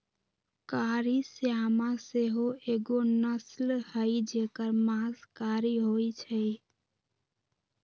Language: Magahi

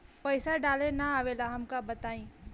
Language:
Bhojpuri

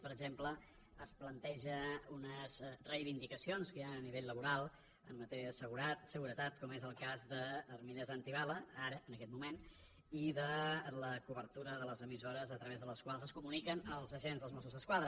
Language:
Catalan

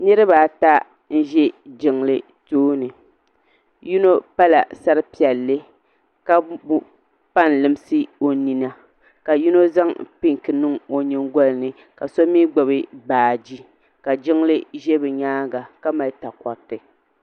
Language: Dagbani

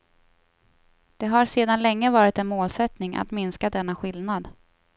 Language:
Swedish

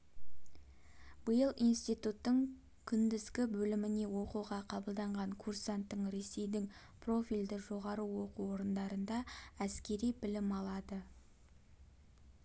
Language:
Kazakh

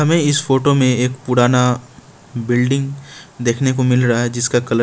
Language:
Hindi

